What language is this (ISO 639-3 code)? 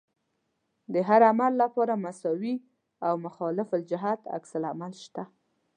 pus